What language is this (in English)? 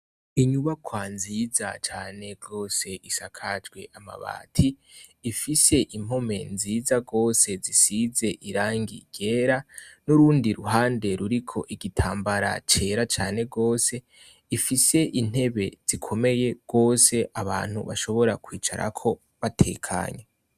Rundi